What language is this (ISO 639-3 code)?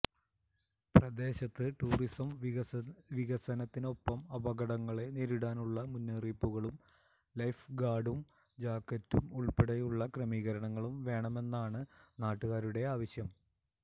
mal